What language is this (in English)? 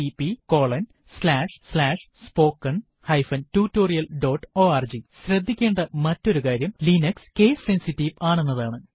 Malayalam